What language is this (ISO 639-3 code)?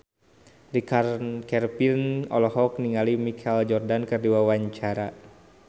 sun